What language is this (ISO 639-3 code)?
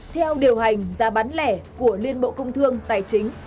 vie